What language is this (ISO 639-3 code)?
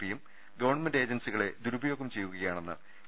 mal